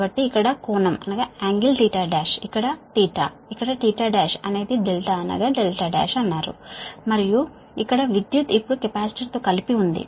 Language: Telugu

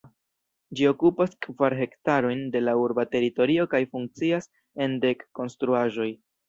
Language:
Esperanto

